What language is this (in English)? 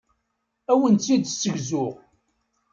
Kabyle